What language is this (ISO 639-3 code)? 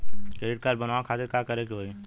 bho